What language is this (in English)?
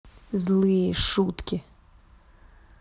Russian